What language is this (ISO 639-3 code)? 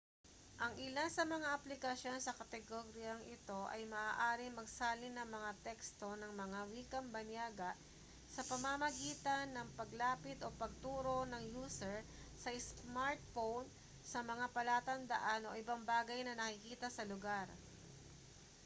fil